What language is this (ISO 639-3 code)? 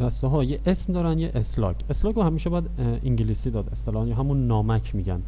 fas